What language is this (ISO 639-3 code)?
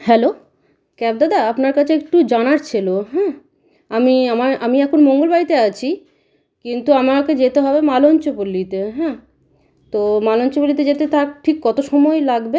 ben